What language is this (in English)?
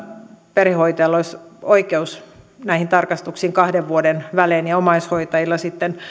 Finnish